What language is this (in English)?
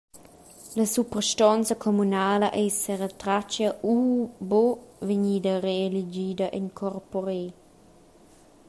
Romansh